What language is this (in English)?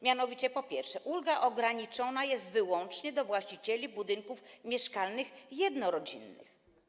Polish